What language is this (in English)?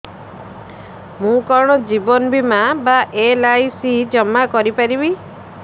Odia